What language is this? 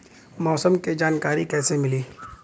Bhojpuri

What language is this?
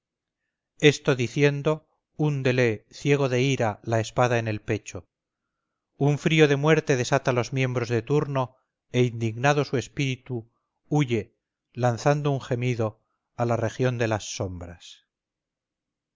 Spanish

